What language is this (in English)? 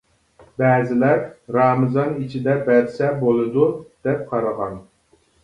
Uyghur